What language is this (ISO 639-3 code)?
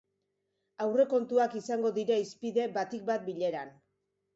eus